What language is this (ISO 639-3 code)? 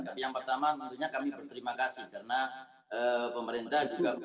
ind